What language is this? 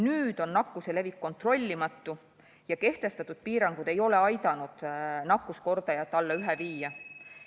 Estonian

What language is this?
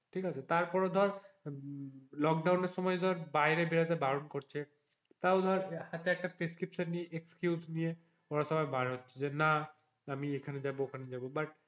Bangla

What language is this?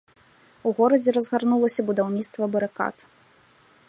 Belarusian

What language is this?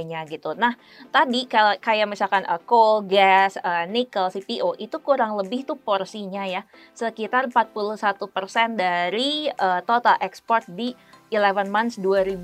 Indonesian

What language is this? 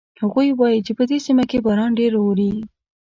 Pashto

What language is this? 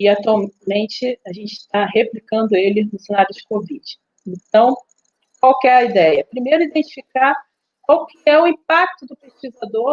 Portuguese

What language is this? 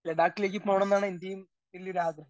Malayalam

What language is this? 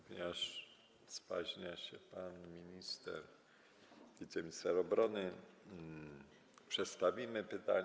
Polish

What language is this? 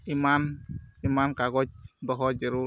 Santali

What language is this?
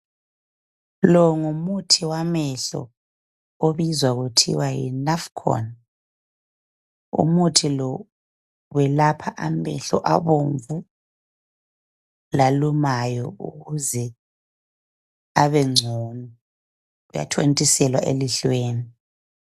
North Ndebele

